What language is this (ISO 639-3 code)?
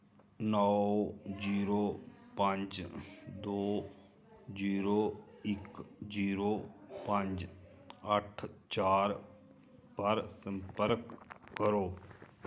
doi